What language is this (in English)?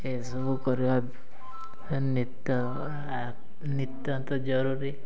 Odia